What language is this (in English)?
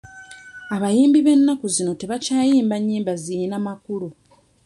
Ganda